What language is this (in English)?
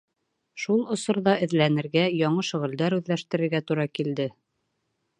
Bashkir